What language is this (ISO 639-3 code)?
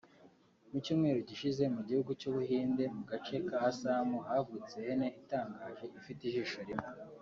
kin